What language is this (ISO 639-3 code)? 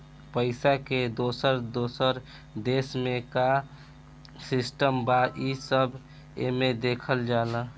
bho